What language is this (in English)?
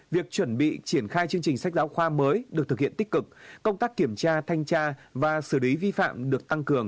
Vietnamese